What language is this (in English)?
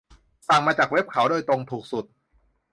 Thai